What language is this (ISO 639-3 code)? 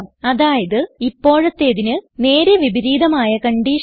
mal